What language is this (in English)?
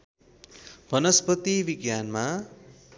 Nepali